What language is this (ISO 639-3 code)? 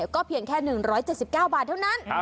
tha